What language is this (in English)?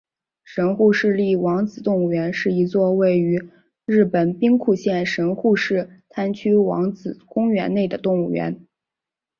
Chinese